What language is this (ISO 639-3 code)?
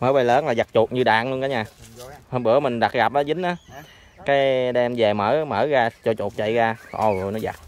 vie